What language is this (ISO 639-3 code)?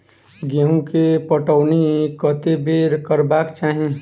mai